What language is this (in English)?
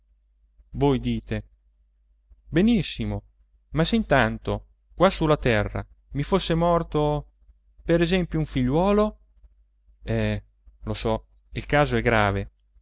Italian